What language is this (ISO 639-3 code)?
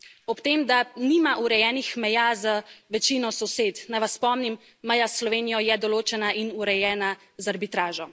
slv